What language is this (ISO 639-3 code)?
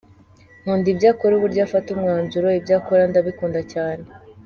kin